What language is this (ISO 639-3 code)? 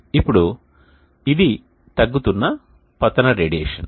tel